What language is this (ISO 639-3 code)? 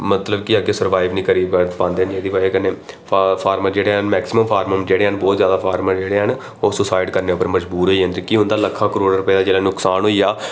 doi